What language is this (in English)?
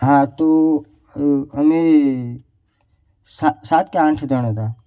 Gujarati